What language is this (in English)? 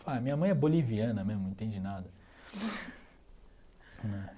Portuguese